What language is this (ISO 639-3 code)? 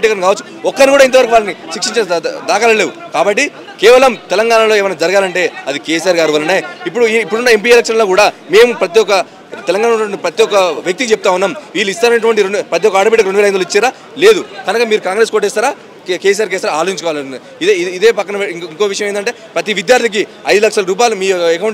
tel